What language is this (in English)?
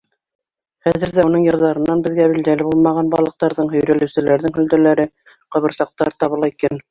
Bashkir